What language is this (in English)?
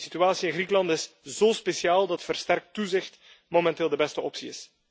Dutch